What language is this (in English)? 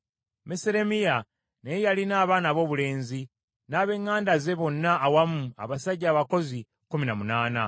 Ganda